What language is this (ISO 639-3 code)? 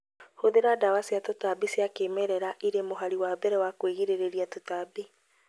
kik